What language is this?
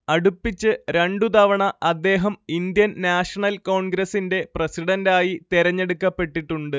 Malayalam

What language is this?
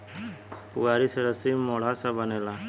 Bhojpuri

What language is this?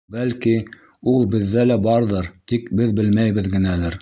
Bashkir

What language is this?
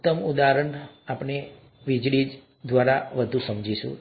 Gujarati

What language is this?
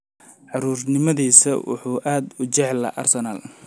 Somali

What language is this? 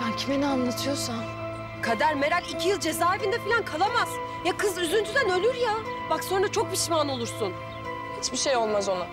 Turkish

